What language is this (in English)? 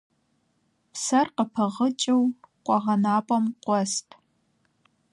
Kabardian